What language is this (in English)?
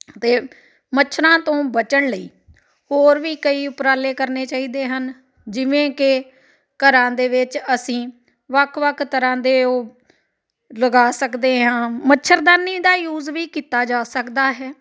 Punjabi